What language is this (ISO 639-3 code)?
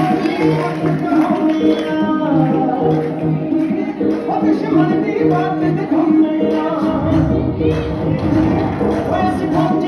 pan